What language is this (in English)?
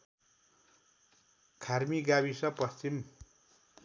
Nepali